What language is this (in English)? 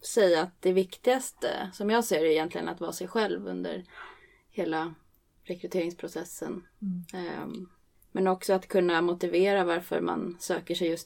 Swedish